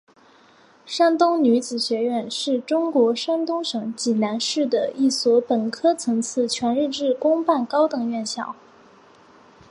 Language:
Chinese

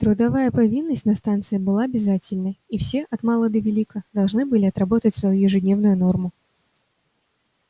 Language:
Russian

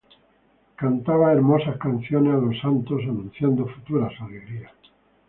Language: Spanish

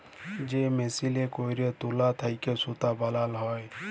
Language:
Bangla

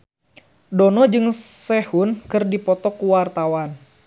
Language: Sundanese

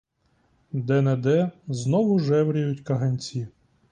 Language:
Ukrainian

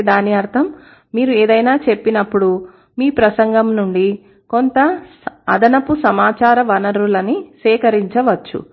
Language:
Telugu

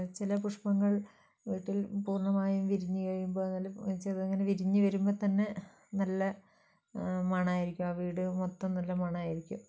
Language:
Malayalam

